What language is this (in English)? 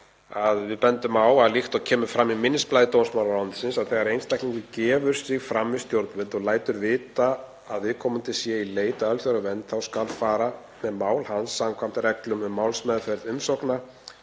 Icelandic